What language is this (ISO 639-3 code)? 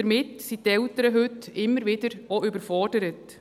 gsw